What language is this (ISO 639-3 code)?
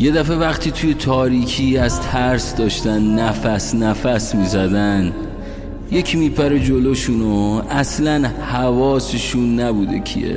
fas